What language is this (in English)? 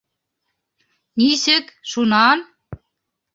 Bashkir